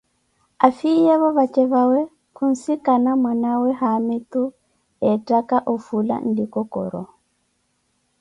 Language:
Koti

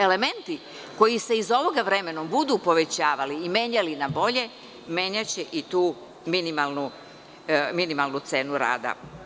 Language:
Serbian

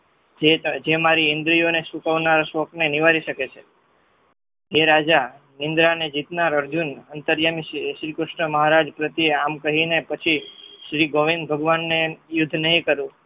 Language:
Gujarati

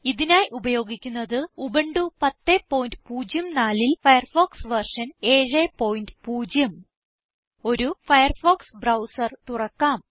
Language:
Malayalam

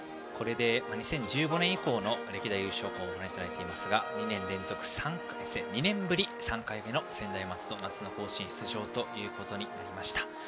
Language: Japanese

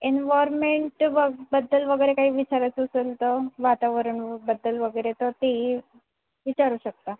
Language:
Marathi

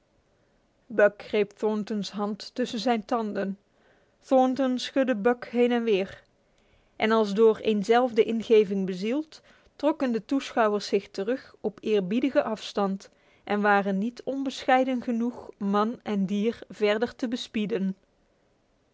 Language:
Dutch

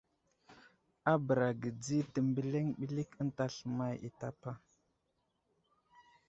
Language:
Wuzlam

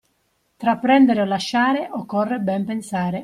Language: Italian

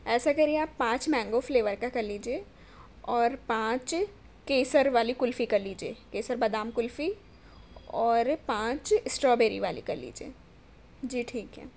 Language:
Urdu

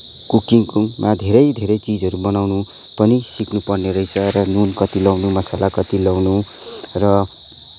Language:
Nepali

